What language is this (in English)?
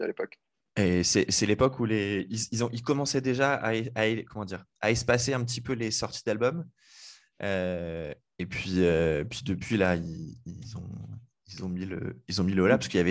French